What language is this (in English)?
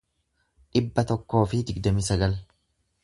Oromo